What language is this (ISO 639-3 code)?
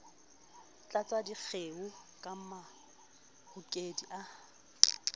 sot